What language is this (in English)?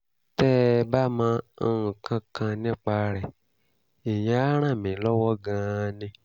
Yoruba